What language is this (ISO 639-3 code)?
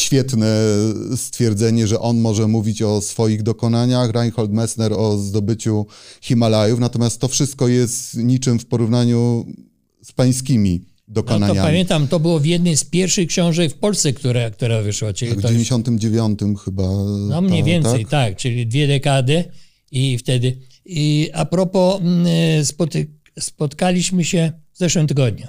pol